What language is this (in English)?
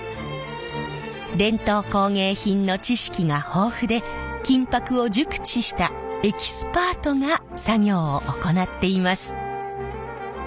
Japanese